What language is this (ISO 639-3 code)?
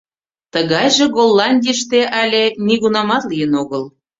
chm